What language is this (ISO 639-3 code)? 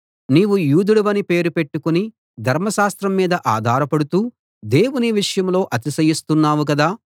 tel